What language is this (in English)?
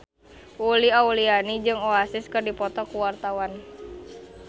Sundanese